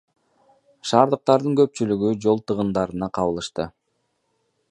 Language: Kyrgyz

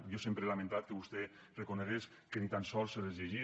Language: Catalan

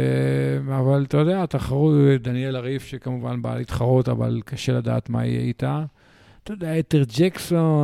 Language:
Hebrew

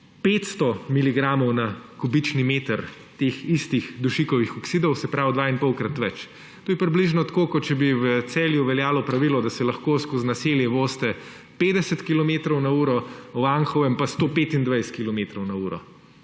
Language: Slovenian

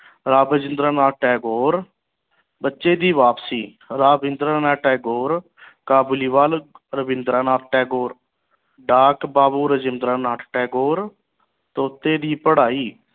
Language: Punjabi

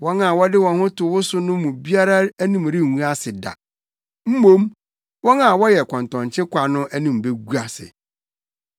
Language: Akan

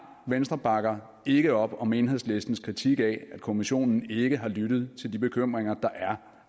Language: Danish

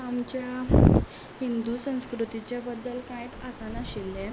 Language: Konkani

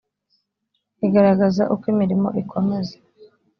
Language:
Kinyarwanda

